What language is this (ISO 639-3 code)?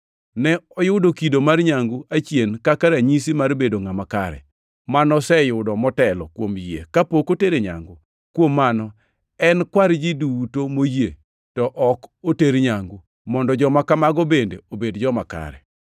luo